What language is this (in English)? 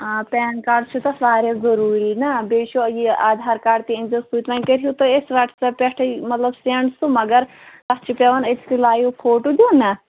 Kashmiri